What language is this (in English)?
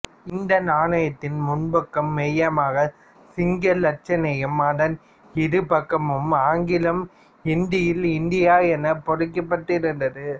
Tamil